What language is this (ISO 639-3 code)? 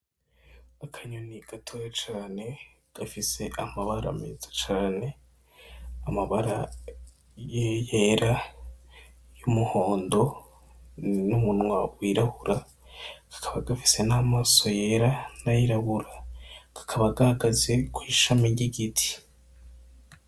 run